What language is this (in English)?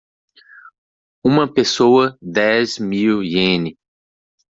Portuguese